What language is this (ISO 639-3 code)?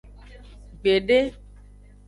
ajg